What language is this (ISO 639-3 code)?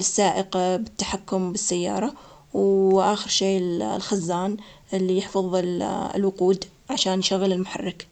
acx